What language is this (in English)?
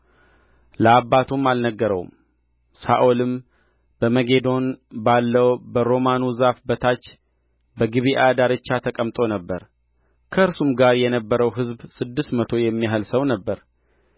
Amharic